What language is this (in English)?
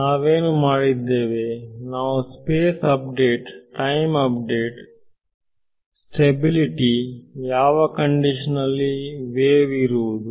Kannada